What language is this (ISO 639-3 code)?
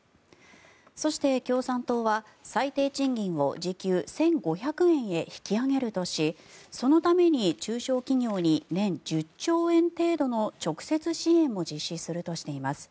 jpn